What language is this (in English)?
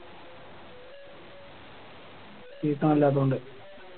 Malayalam